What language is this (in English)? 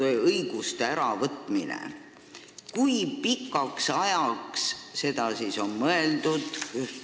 Estonian